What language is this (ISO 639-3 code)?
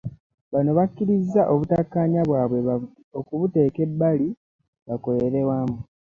lug